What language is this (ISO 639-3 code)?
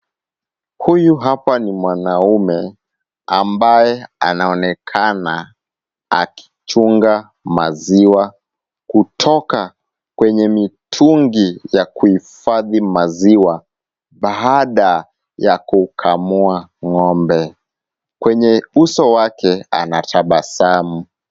swa